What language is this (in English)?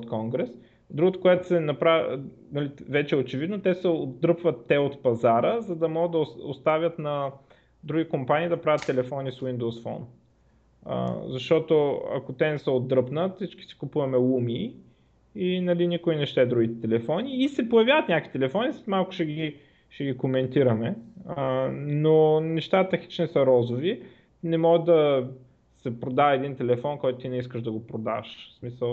Bulgarian